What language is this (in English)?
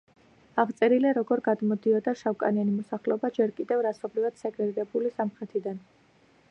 Georgian